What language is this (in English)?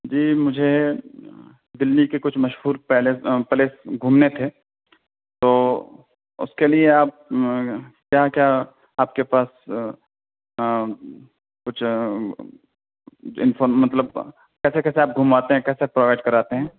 Urdu